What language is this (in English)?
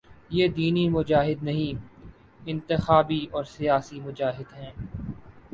Urdu